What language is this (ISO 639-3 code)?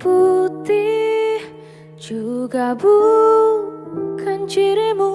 ind